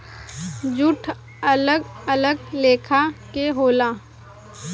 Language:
Bhojpuri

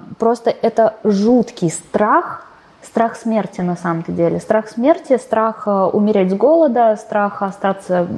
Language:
Russian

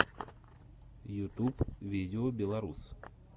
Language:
Russian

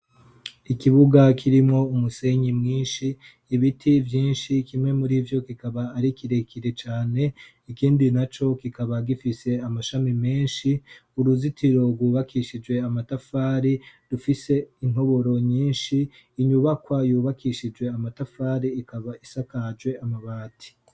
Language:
Rundi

